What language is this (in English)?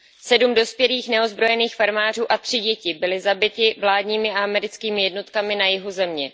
Czech